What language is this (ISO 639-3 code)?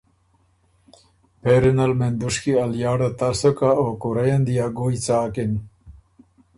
oru